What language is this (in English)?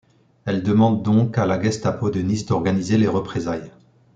French